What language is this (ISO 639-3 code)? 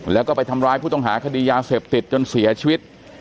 tha